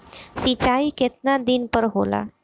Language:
Bhojpuri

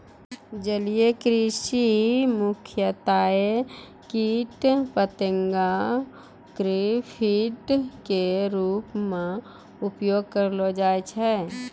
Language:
Maithili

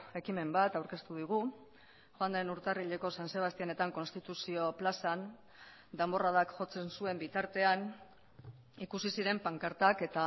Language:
Basque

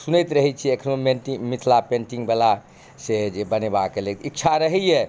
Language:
Maithili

